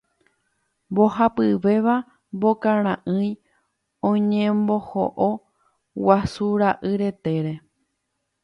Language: Guarani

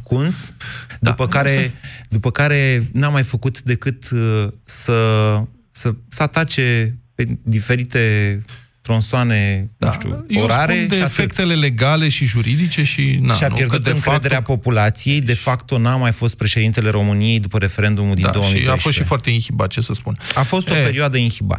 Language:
Romanian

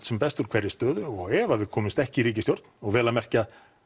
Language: Icelandic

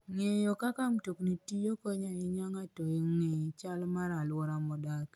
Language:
Luo (Kenya and Tanzania)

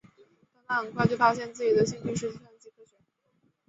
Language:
Chinese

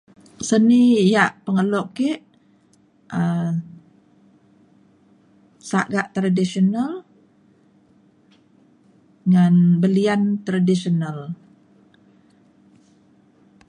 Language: Mainstream Kenyah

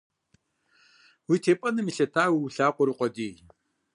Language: Kabardian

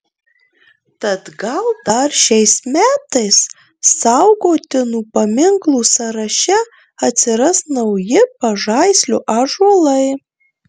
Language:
Lithuanian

